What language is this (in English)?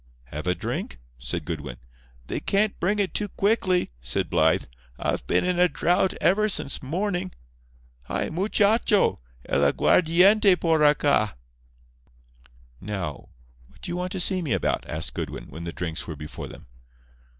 English